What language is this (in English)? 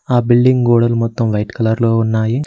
Telugu